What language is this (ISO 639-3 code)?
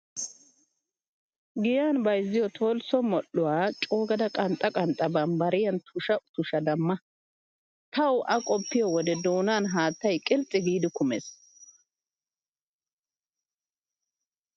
wal